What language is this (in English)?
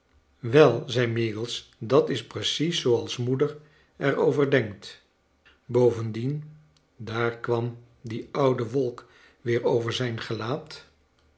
Dutch